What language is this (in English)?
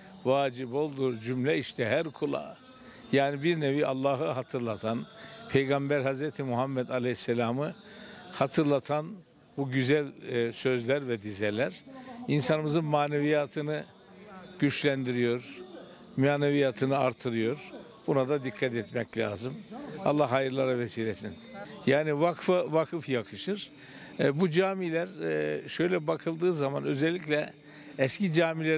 Turkish